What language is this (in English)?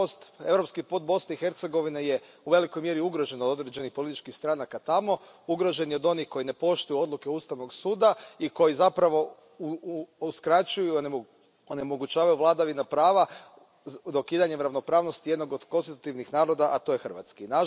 Croatian